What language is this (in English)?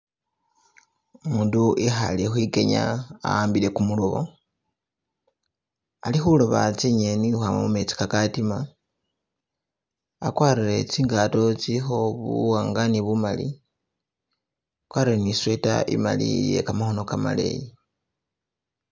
Masaaba